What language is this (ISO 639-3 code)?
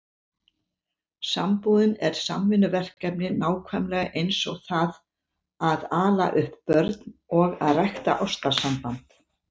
isl